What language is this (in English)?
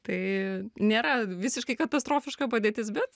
Lithuanian